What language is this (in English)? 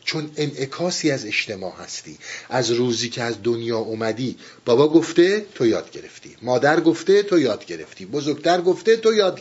Persian